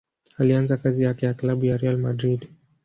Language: Swahili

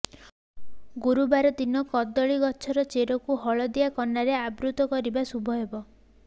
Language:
Odia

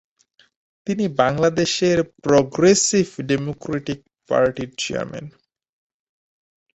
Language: Bangla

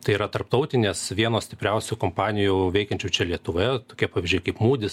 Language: Lithuanian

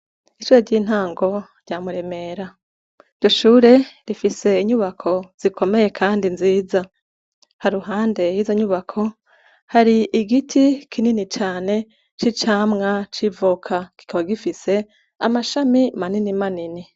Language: Rundi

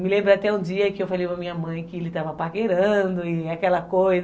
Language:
Portuguese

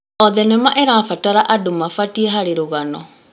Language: Kikuyu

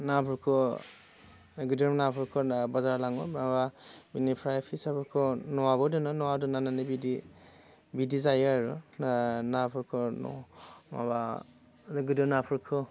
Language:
Bodo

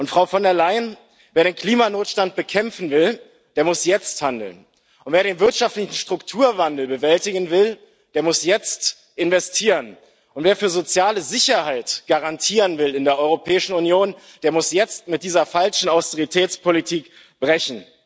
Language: German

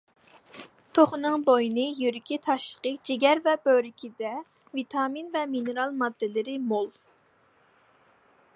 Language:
Uyghur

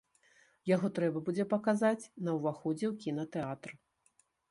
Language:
Belarusian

